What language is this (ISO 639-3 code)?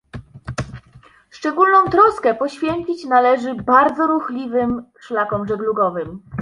pol